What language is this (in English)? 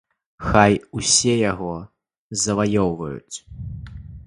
Belarusian